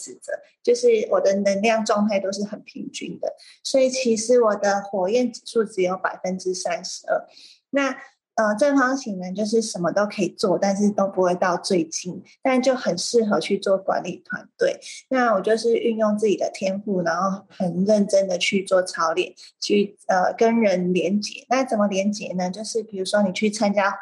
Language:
Chinese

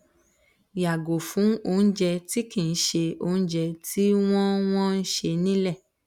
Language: Yoruba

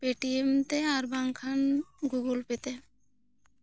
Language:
Santali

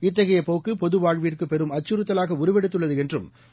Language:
Tamil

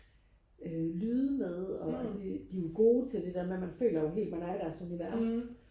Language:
Danish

